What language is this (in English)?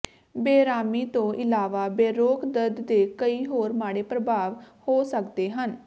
Punjabi